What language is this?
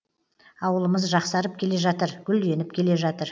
Kazakh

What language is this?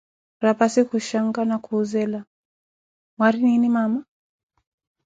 Koti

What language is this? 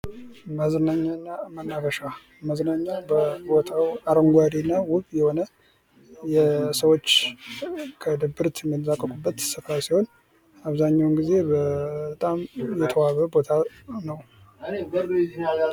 Amharic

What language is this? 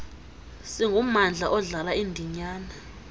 Xhosa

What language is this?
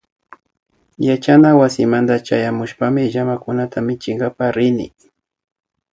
Imbabura Highland Quichua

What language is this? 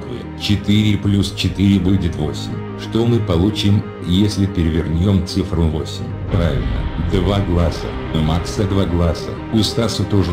Russian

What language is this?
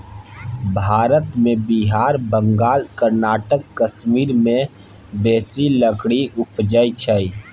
Maithili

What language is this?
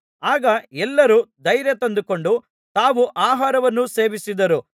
Kannada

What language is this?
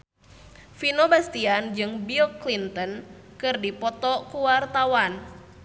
Sundanese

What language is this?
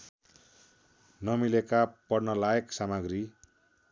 Nepali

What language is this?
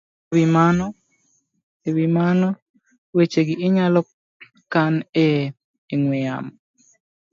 Luo (Kenya and Tanzania)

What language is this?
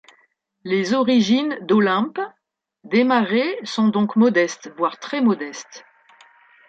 French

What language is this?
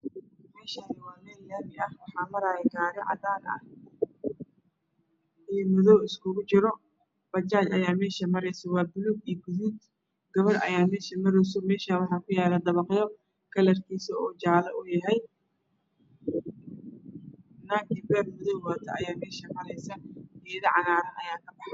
Somali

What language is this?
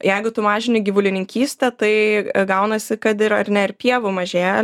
Lithuanian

